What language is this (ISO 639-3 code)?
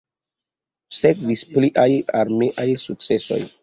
epo